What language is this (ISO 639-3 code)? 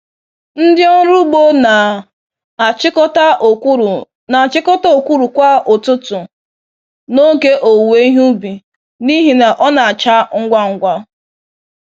ibo